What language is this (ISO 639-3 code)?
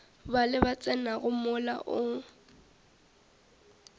nso